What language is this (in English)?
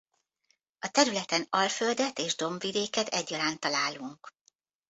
Hungarian